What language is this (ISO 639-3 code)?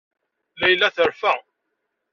kab